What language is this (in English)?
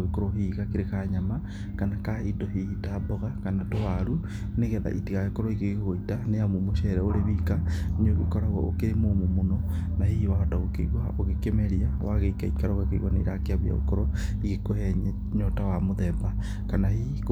Kikuyu